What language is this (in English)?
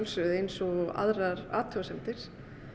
Icelandic